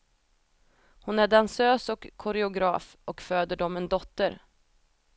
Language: Swedish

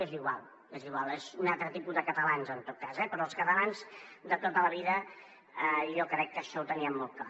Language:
Catalan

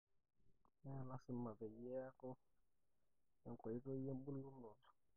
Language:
Masai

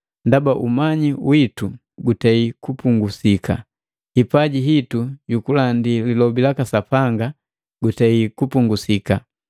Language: Matengo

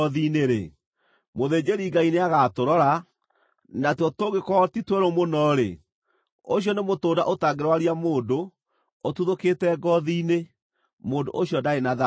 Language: Kikuyu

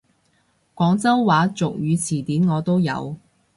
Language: Cantonese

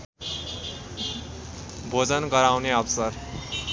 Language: Nepali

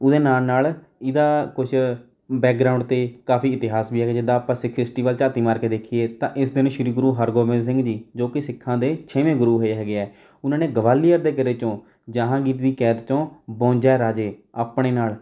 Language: Punjabi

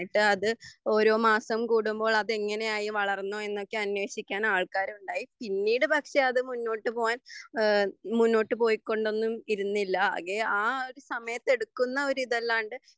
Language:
Malayalam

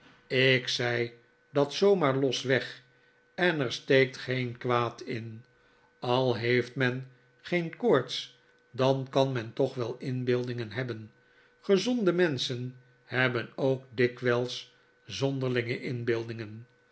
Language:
Dutch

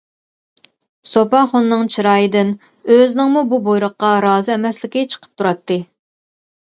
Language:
Uyghur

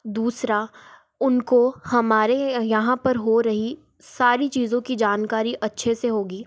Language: Hindi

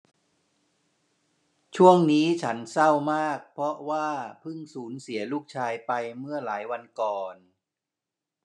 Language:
Thai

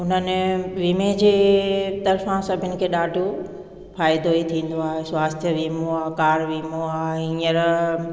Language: Sindhi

